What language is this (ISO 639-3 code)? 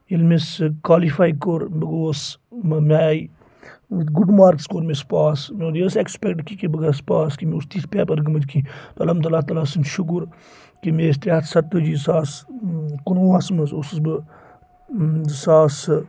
kas